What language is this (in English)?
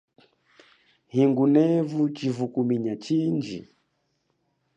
Chokwe